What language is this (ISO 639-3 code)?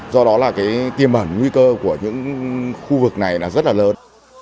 vie